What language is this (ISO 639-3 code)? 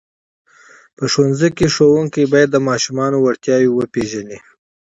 pus